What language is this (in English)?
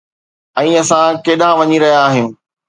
Sindhi